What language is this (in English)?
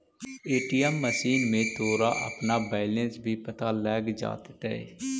Magahi